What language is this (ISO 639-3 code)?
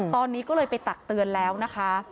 tha